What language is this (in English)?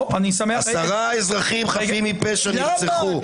Hebrew